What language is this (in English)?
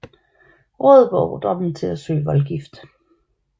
Danish